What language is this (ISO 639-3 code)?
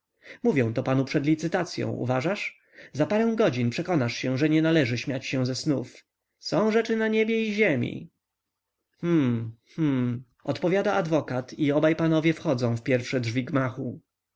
pol